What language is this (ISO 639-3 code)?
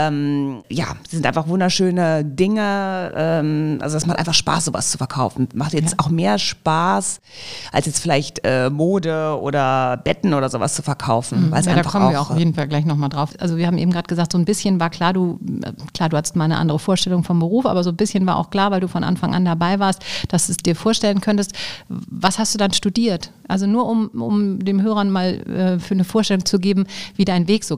deu